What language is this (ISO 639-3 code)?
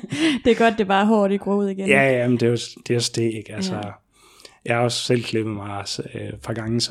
dan